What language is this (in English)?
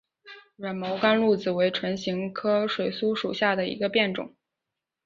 Chinese